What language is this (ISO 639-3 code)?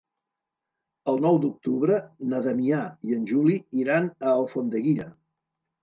cat